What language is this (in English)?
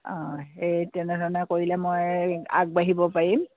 Assamese